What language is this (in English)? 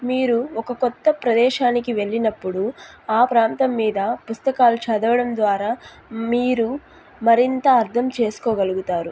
Telugu